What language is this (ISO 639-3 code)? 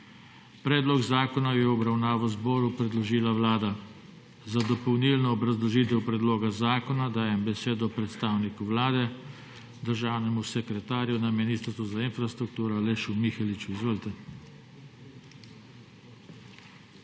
slv